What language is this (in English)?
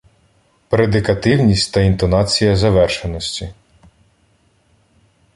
Ukrainian